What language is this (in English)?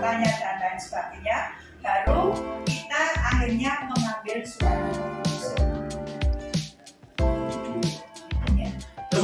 Indonesian